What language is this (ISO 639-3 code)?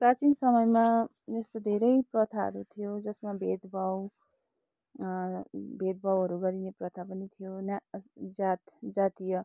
nep